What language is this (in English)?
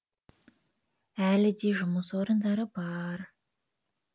Kazakh